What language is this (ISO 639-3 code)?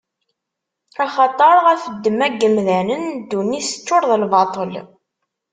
kab